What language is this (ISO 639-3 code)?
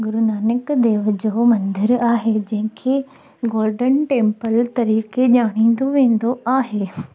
snd